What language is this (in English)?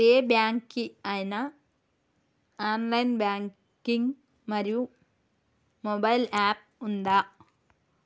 Telugu